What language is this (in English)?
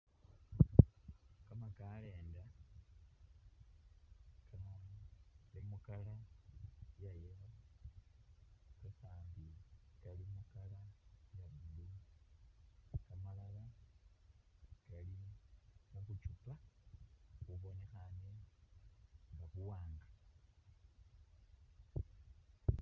Masaaba